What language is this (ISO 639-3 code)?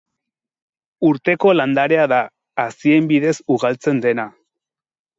eus